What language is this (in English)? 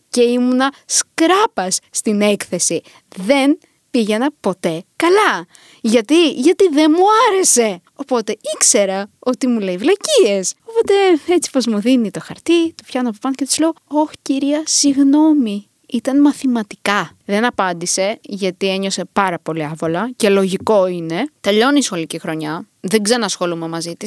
Greek